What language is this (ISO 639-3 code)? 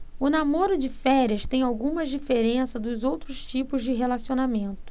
por